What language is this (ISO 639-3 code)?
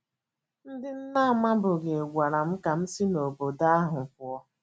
ibo